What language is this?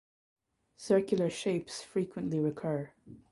English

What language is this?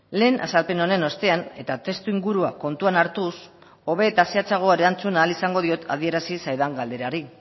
Basque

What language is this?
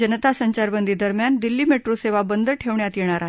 Marathi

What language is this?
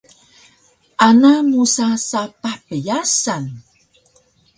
Taroko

